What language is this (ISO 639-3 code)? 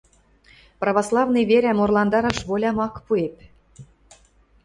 mrj